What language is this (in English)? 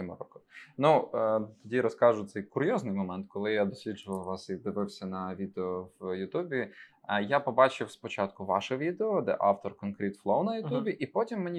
Ukrainian